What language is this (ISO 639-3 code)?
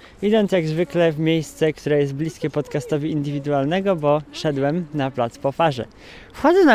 pol